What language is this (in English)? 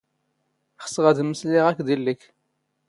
Standard Moroccan Tamazight